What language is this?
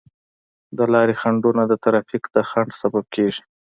Pashto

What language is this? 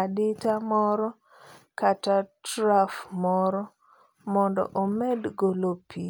Luo (Kenya and Tanzania)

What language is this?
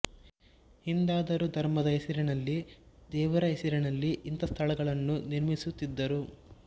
Kannada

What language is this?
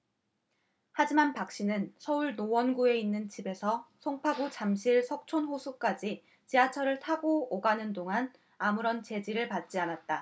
Korean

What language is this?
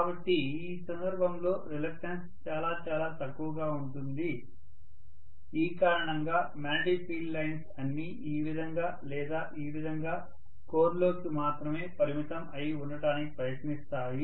Telugu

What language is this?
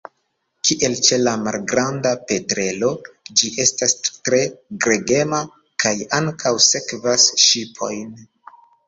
Esperanto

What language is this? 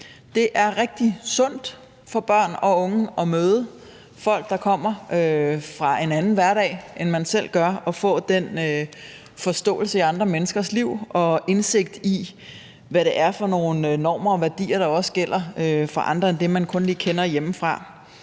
Danish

